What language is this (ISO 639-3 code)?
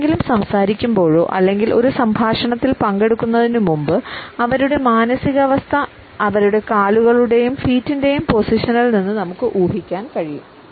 mal